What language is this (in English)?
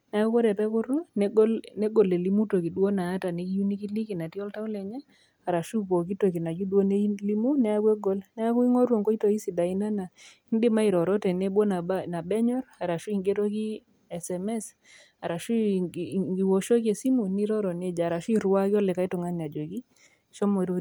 Masai